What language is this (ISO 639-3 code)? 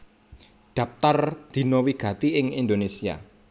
jav